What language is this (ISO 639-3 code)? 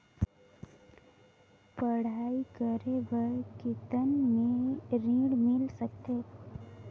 hne